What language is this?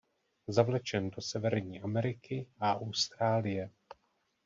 Czech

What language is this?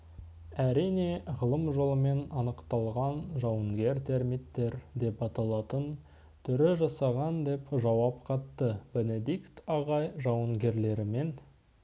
Kazakh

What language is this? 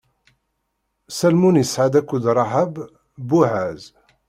Kabyle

